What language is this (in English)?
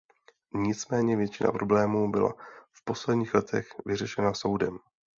Czech